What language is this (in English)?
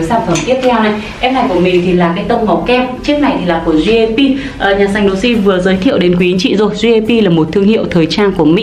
Vietnamese